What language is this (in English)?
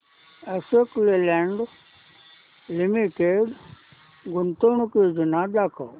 Marathi